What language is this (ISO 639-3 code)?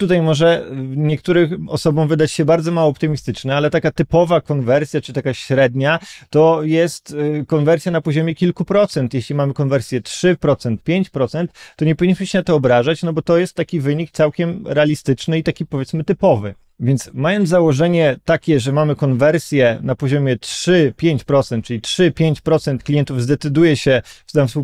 pol